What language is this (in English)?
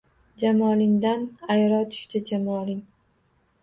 Uzbek